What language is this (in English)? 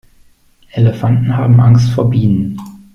German